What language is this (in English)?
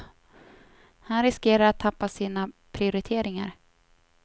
Swedish